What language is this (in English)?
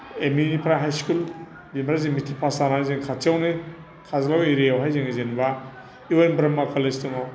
Bodo